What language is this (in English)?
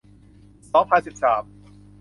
Thai